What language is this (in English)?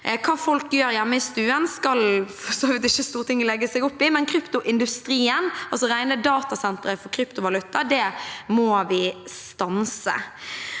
Norwegian